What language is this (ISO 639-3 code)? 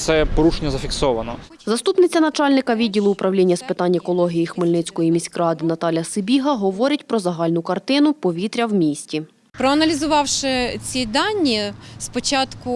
ukr